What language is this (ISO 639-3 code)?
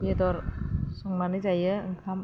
brx